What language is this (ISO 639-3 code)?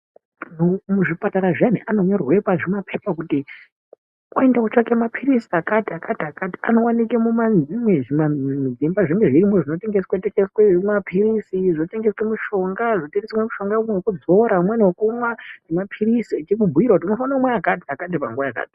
ndc